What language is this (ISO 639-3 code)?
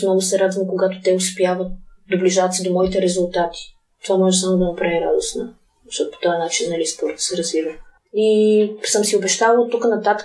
bul